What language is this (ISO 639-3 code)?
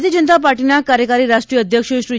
guj